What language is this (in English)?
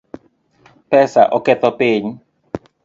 Luo (Kenya and Tanzania)